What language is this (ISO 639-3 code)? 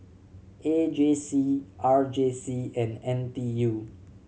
eng